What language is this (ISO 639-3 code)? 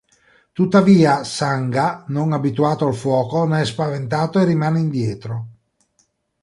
ita